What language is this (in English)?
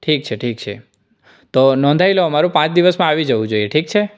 Gujarati